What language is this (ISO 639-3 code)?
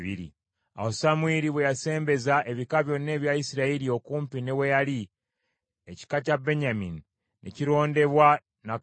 lug